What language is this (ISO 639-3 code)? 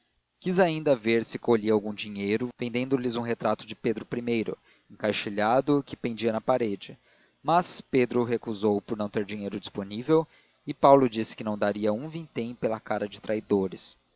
por